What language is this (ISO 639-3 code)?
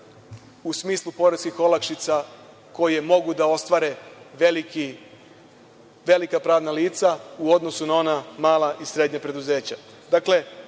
srp